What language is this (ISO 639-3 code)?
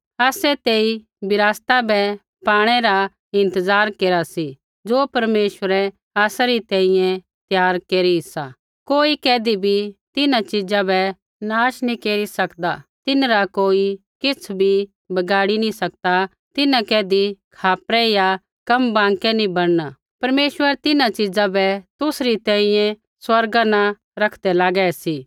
kfx